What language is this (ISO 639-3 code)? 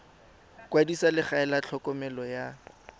tsn